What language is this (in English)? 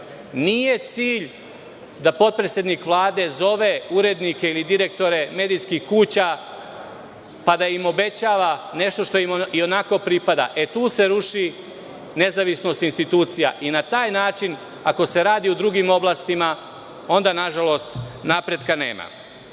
Serbian